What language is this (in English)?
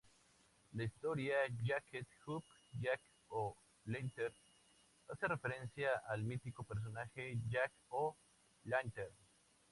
Spanish